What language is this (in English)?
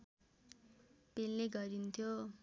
Nepali